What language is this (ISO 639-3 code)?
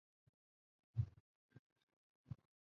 zho